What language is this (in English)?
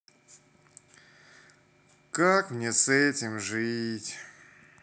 Russian